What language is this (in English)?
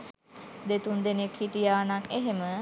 Sinhala